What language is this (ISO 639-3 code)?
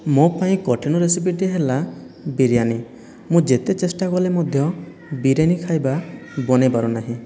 ori